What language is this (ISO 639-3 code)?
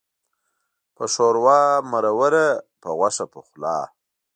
pus